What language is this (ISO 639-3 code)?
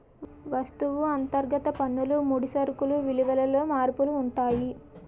tel